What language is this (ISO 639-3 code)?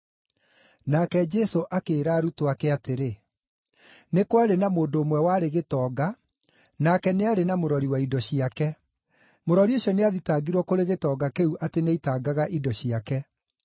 kik